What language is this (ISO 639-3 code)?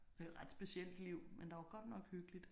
dan